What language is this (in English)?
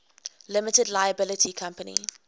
English